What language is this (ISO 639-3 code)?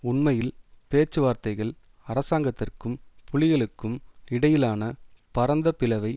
tam